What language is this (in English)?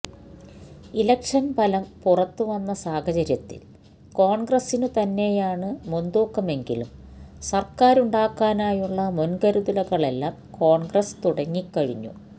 Malayalam